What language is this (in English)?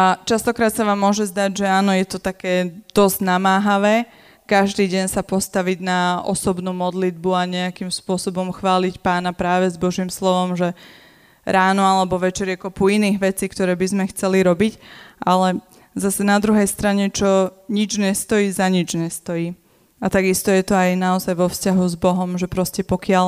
Slovak